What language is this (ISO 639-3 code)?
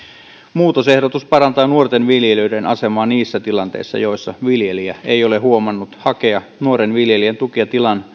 fin